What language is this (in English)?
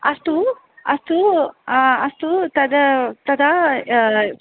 Sanskrit